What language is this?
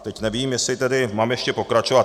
Czech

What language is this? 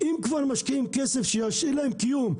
Hebrew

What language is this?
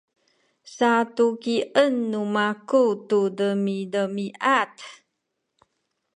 Sakizaya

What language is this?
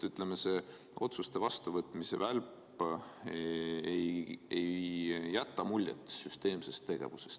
Estonian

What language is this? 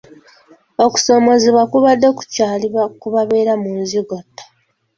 Ganda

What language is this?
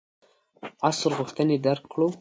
Pashto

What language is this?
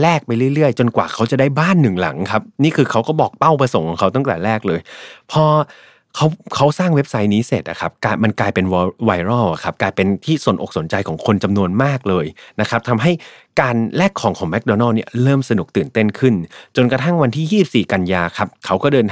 Thai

